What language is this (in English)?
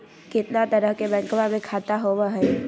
Magahi